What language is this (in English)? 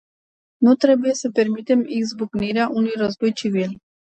Romanian